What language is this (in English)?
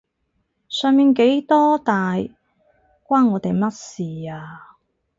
Cantonese